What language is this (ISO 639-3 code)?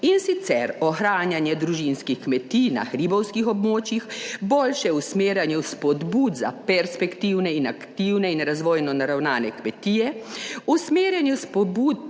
slv